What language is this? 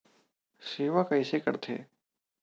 Chhattisgarhi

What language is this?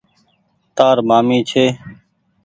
Goaria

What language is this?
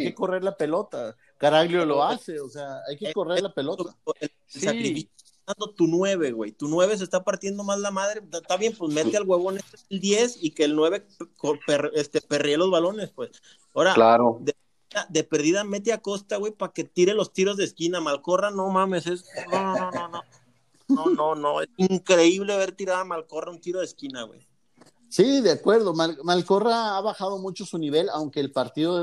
Spanish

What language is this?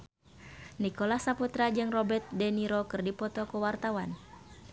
Sundanese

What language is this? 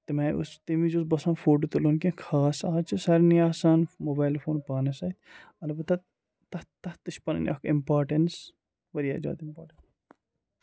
Kashmiri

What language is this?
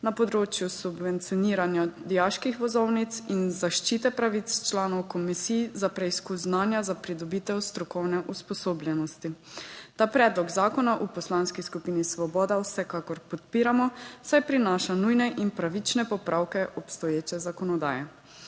Slovenian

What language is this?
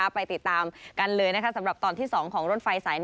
Thai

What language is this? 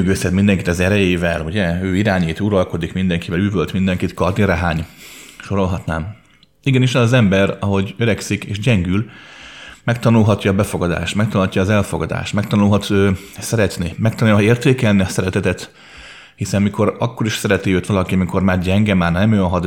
Hungarian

